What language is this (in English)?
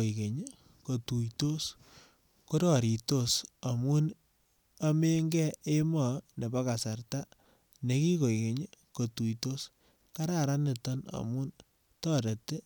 Kalenjin